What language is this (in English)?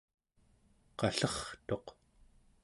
Central Yupik